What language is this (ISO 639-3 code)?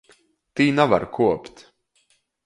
ltg